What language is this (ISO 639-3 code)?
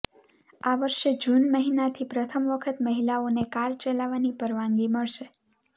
guj